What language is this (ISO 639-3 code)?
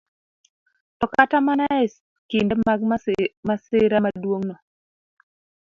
luo